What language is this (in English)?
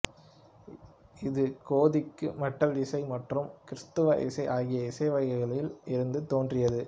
Tamil